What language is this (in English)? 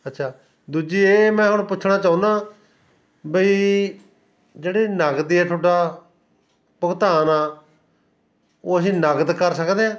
Punjabi